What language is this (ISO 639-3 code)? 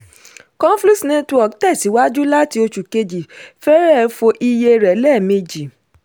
yor